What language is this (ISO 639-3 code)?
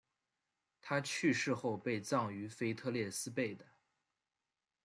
zho